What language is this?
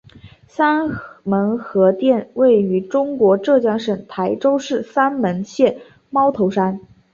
Chinese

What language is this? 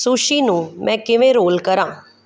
Punjabi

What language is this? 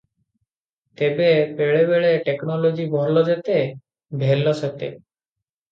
Odia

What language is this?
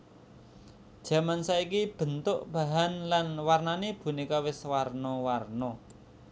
Javanese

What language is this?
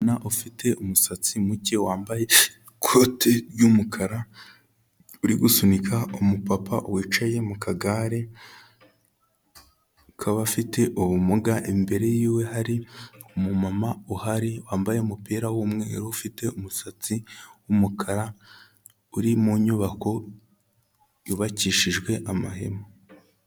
Kinyarwanda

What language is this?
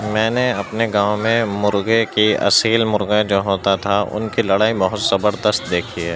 Urdu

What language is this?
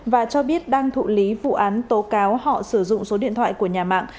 Vietnamese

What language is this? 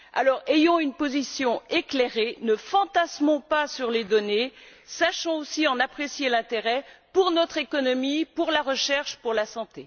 French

